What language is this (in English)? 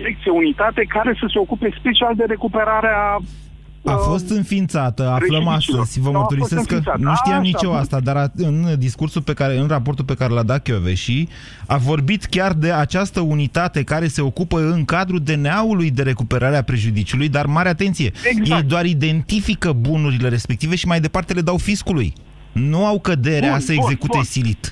Romanian